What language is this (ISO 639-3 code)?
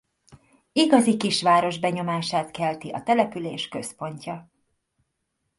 hun